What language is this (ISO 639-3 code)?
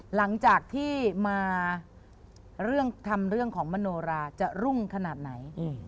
tha